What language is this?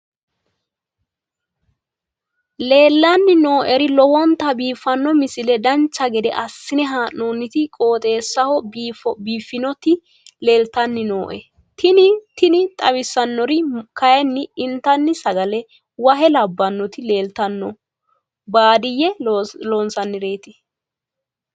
Sidamo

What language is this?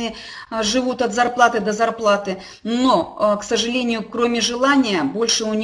Russian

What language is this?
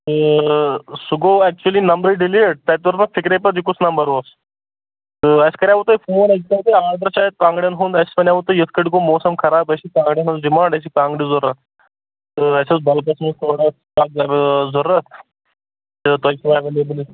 Kashmiri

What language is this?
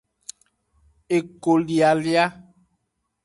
Aja (Benin)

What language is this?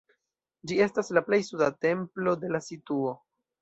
Esperanto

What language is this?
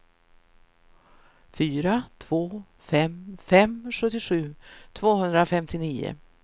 Swedish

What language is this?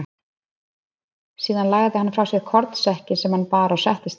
Icelandic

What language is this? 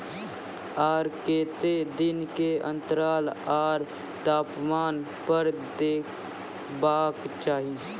Maithili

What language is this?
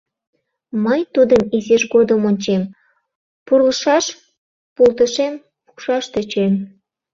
Mari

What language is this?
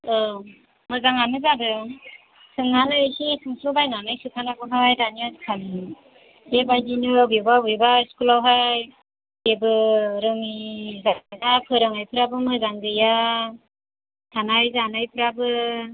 Bodo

